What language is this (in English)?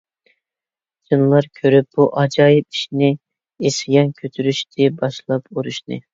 Uyghur